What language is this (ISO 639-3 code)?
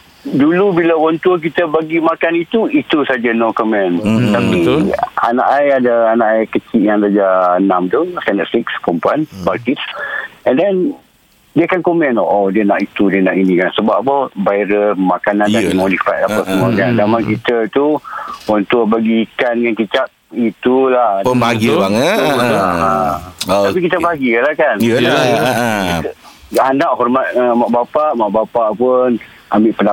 msa